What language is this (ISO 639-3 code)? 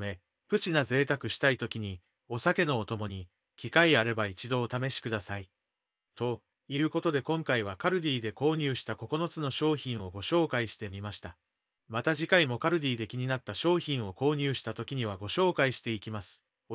jpn